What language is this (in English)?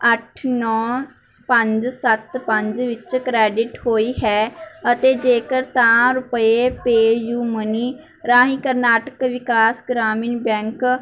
Punjabi